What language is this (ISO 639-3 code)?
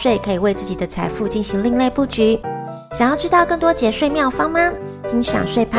zho